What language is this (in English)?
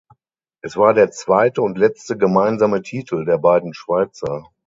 German